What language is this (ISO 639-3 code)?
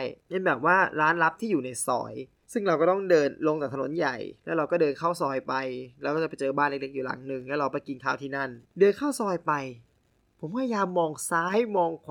tha